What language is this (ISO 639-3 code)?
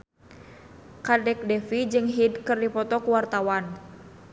sun